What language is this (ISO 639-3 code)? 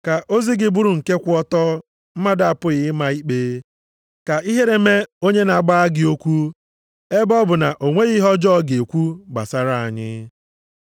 ibo